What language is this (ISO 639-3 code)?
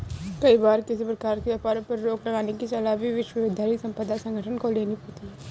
hin